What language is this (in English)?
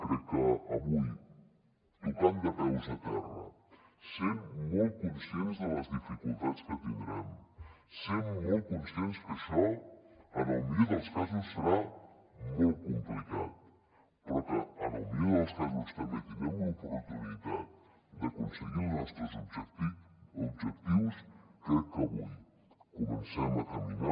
Catalan